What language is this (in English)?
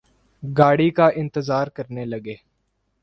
Urdu